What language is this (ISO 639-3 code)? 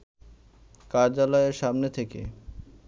ben